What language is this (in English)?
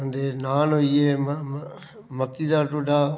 Dogri